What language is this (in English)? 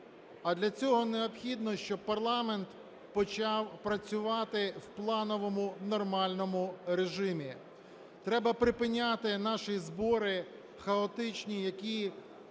Ukrainian